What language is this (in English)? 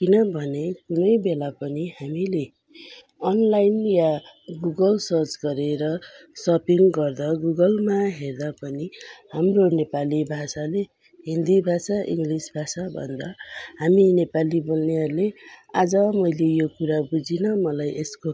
Nepali